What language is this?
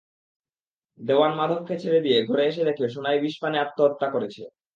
Bangla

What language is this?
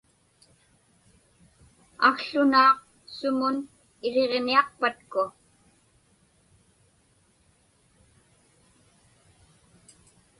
Inupiaq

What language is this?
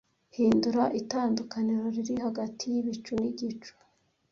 Kinyarwanda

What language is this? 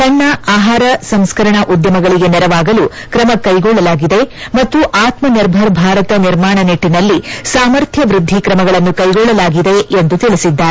Kannada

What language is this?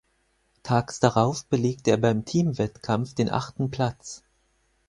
German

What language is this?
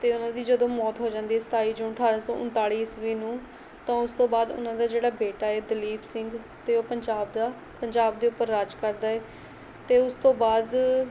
Punjabi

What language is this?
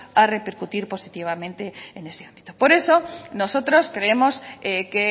Spanish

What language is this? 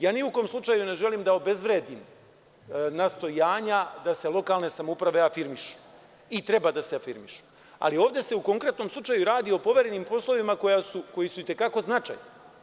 Serbian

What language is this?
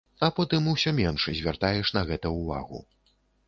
Belarusian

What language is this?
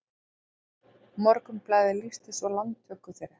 Icelandic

